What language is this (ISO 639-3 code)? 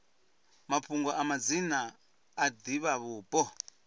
ven